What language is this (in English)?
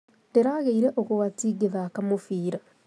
Kikuyu